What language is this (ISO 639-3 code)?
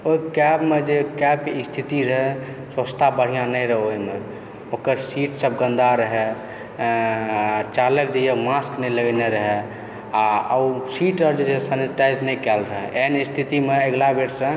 mai